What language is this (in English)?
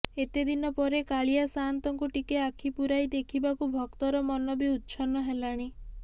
Odia